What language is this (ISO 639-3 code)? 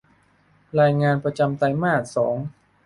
tha